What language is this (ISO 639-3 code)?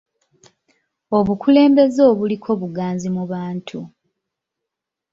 lug